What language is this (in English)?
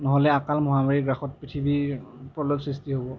Assamese